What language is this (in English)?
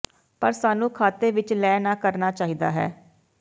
Punjabi